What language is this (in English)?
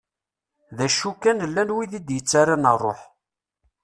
Kabyle